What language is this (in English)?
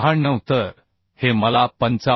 Marathi